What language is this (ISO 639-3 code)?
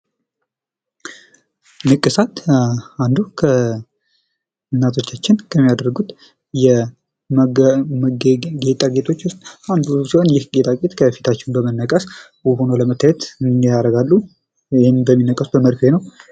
amh